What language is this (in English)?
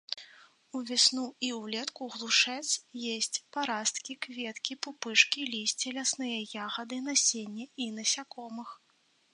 Belarusian